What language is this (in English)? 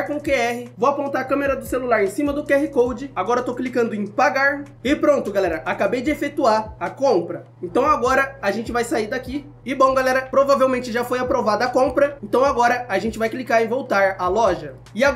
Portuguese